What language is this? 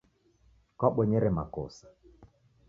Taita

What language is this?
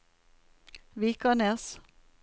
Norwegian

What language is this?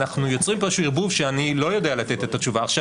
Hebrew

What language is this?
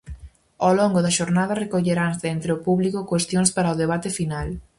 Galician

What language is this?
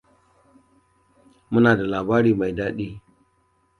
Hausa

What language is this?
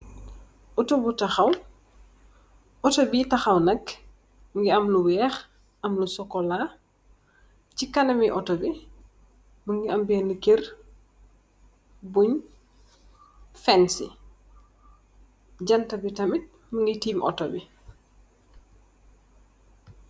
Wolof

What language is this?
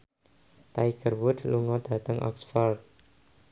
Javanese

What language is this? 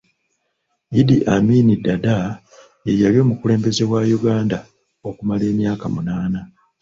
Ganda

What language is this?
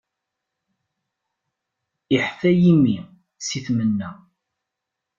Kabyle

